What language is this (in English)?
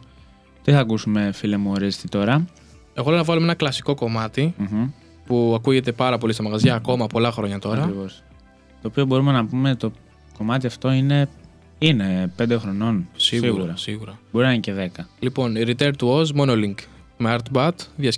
Greek